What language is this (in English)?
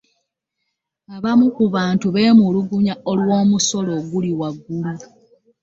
Ganda